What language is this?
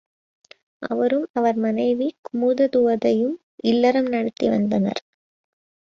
Tamil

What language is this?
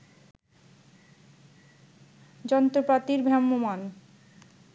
Bangla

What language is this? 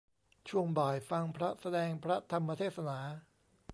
Thai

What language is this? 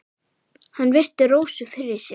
Icelandic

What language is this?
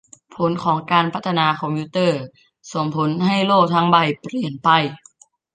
Thai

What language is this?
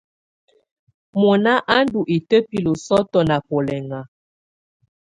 Tunen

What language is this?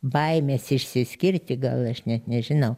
Lithuanian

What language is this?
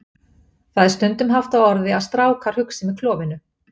Icelandic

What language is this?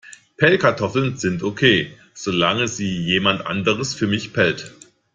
German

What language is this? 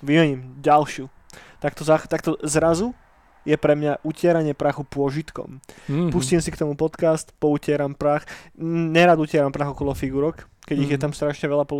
Slovak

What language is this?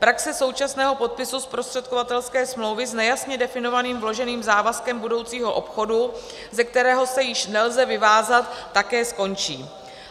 Czech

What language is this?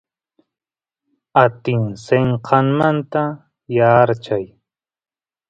Santiago del Estero Quichua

